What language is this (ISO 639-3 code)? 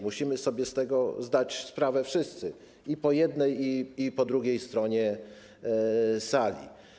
pol